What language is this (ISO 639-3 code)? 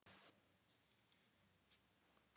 isl